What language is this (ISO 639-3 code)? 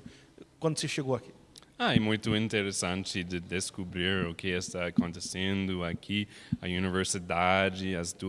por